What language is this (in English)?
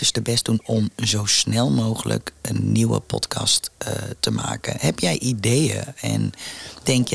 Dutch